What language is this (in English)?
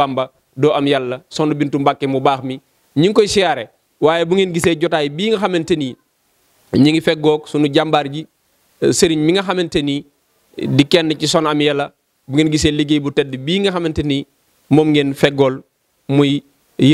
Indonesian